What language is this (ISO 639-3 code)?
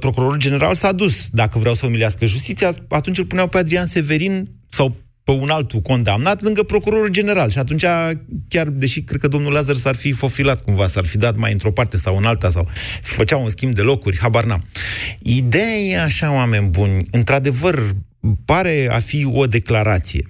ron